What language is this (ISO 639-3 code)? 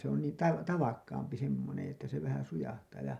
fin